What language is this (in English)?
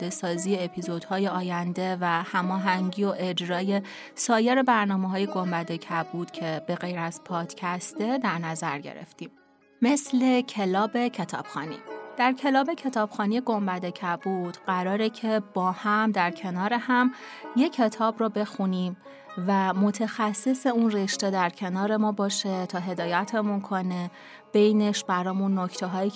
Persian